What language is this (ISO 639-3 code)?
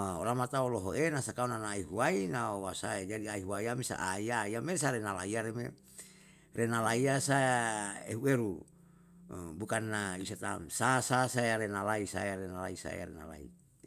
jal